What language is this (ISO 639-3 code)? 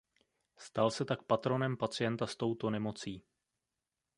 ces